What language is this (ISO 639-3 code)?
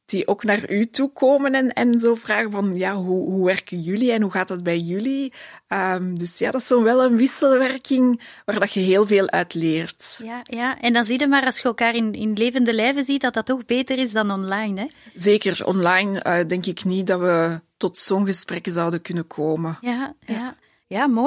nld